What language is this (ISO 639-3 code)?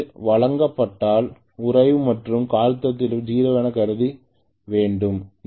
tam